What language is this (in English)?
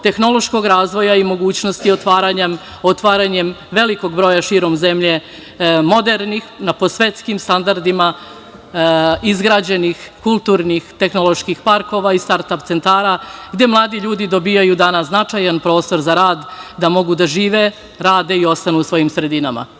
Serbian